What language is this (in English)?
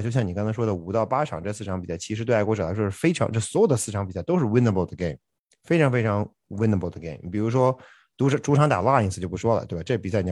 Chinese